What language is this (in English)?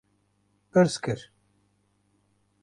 Kurdish